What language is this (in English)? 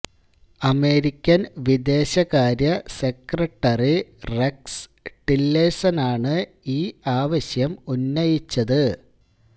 Malayalam